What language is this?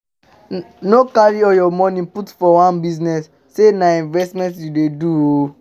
Nigerian Pidgin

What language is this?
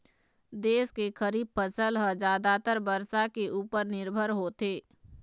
Chhattisgarhi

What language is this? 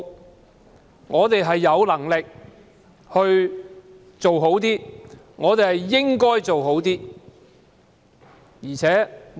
Cantonese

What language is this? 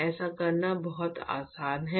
Hindi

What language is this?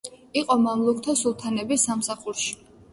Georgian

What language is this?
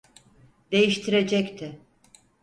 Turkish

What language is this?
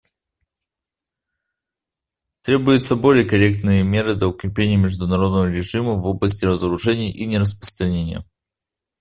Russian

